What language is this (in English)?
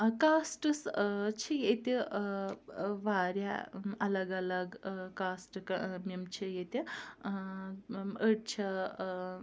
Kashmiri